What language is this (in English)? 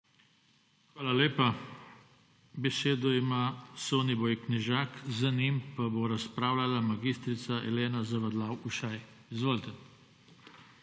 Slovenian